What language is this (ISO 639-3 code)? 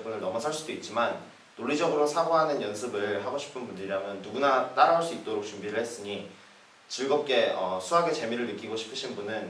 kor